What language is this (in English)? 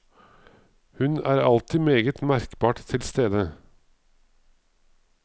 Norwegian